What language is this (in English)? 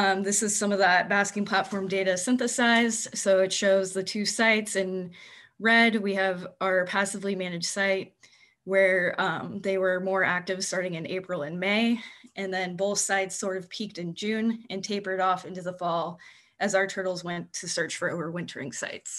English